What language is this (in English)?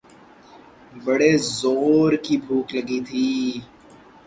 Urdu